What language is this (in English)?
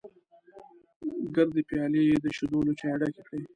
Pashto